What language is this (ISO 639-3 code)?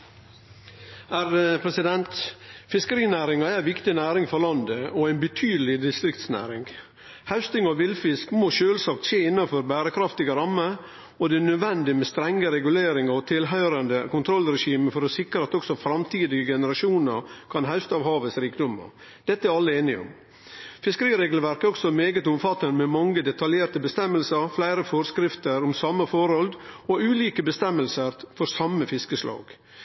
nor